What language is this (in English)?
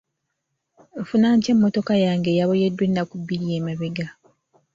Ganda